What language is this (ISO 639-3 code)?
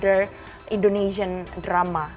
ind